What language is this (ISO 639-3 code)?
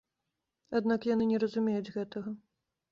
bel